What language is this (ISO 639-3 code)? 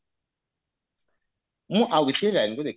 ori